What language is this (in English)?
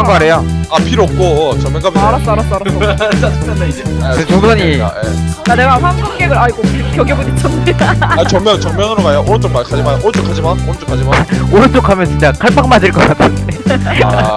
Korean